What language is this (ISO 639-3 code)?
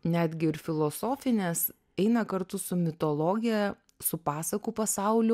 lit